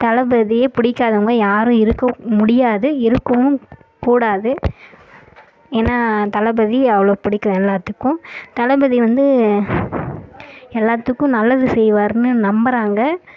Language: Tamil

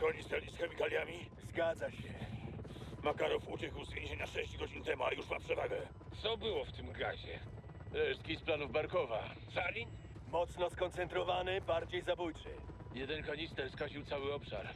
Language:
Polish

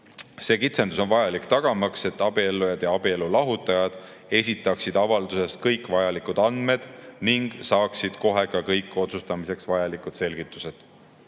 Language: Estonian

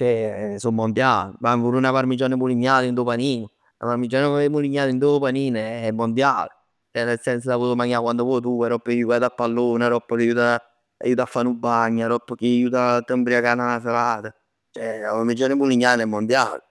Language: Neapolitan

